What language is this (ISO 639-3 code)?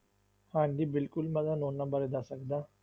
pan